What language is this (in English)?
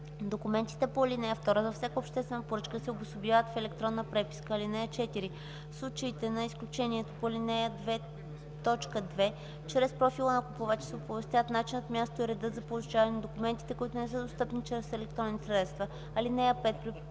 Bulgarian